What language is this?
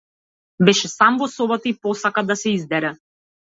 Macedonian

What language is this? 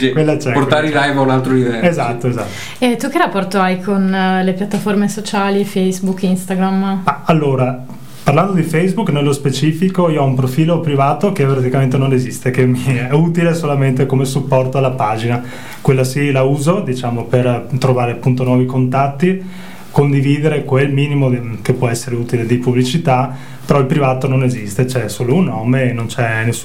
Italian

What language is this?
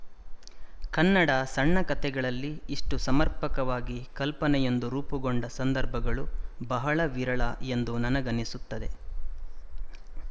Kannada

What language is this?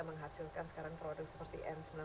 Indonesian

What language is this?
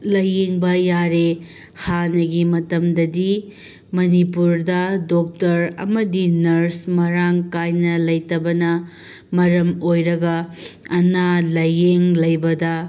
Manipuri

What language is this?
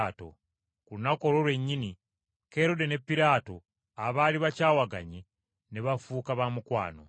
Ganda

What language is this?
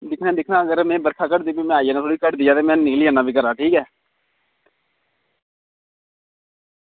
Dogri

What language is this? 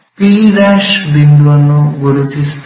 Kannada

